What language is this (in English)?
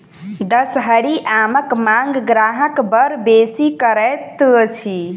Maithili